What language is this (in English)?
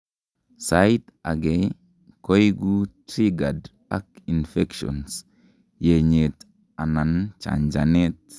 Kalenjin